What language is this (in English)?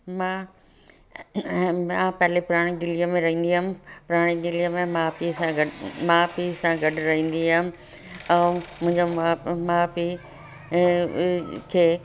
Sindhi